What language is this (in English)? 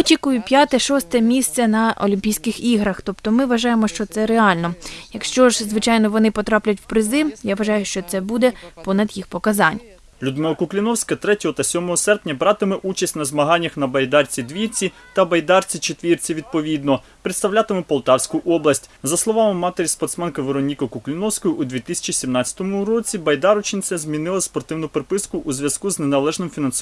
Ukrainian